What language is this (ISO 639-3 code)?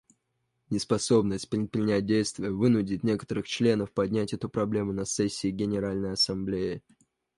rus